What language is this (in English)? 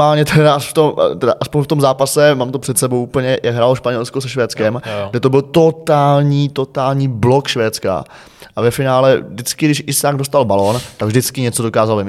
Czech